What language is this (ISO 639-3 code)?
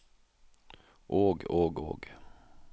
nor